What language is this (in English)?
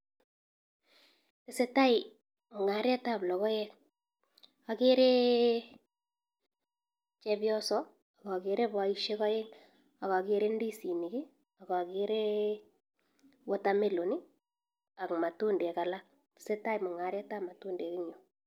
Kalenjin